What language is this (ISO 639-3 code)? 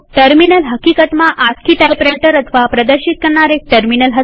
guj